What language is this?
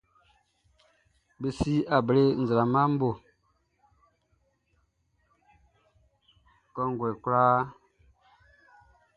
Baoulé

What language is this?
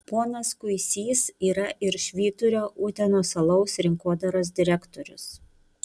Lithuanian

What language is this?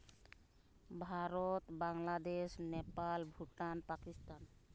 Santali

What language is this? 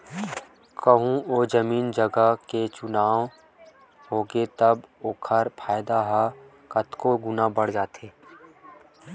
Chhattisgarhi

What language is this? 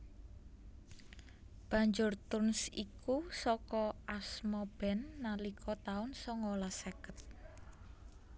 Javanese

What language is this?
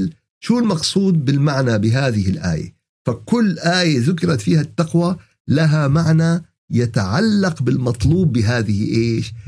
Arabic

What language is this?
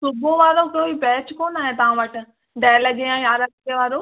Sindhi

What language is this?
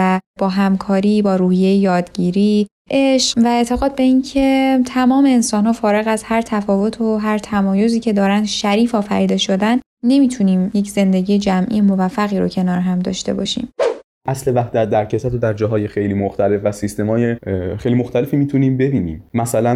Persian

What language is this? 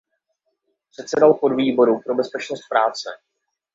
Czech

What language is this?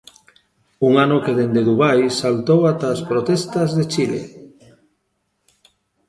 Galician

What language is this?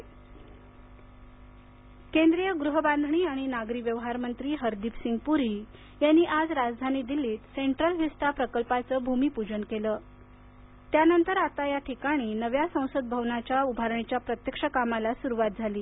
Marathi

